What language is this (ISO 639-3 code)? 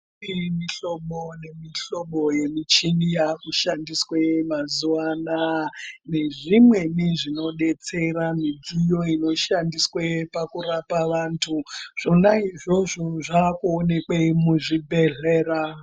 ndc